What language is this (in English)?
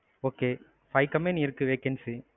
Tamil